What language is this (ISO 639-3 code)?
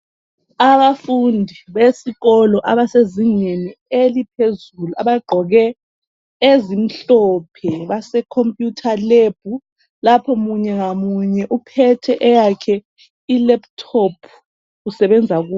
nde